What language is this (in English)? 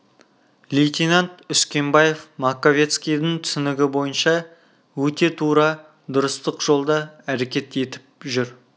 Kazakh